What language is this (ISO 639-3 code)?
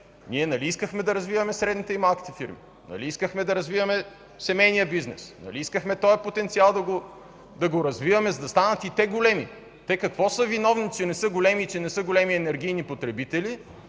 bul